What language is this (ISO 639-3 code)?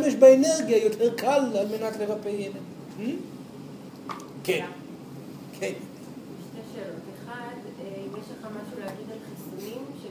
heb